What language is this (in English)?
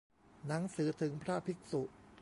Thai